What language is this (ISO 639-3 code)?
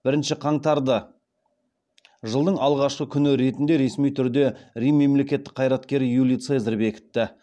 kaz